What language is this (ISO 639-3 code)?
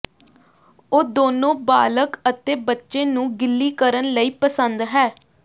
pan